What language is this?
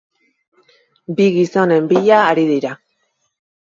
Basque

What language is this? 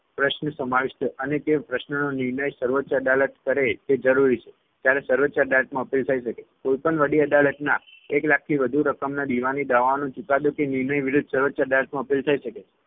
Gujarati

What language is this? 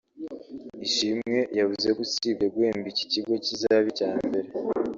Kinyarwanda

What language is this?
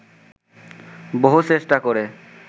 Bangla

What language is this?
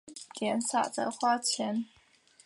Chinese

